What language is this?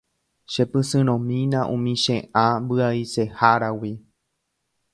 Guarani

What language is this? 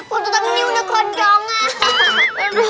Indonesian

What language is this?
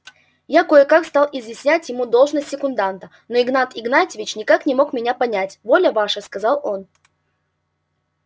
Russian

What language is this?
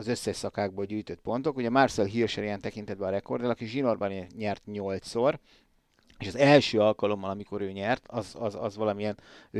Hungarian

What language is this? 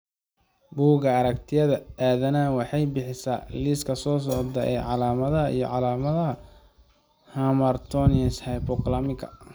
Somali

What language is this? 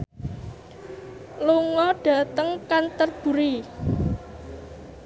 Javanese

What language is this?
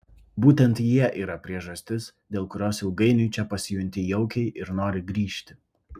Lithuanian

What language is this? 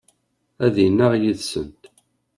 Kabyle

